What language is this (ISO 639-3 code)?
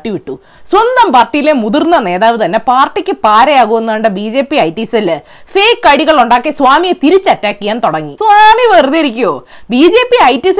mal